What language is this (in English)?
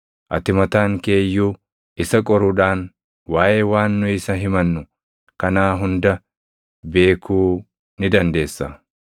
Oromo